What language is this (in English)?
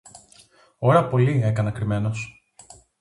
Greek